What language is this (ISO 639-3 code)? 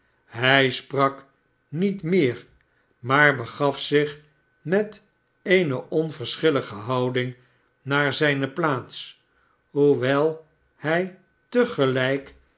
nld